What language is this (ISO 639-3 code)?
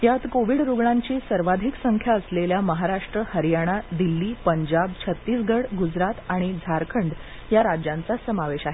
mar